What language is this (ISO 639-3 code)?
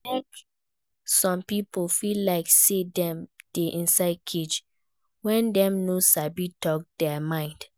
pcm